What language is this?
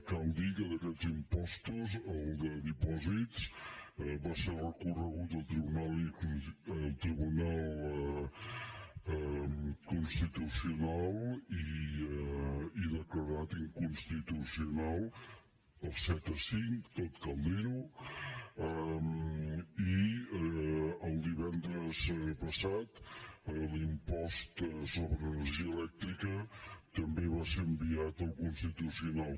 Catalan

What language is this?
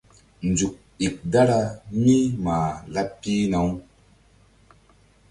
Mbum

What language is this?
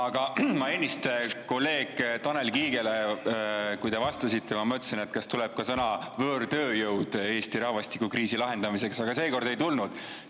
Estonian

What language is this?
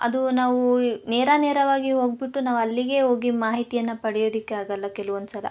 Kannada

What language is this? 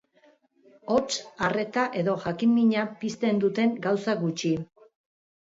Basque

